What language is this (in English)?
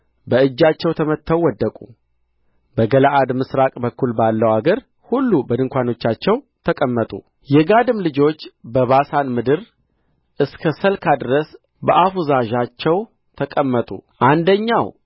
Amharic